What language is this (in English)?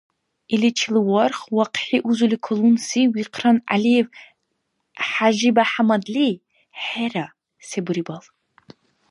Dargwa